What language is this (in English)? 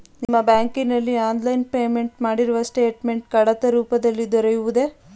Kannada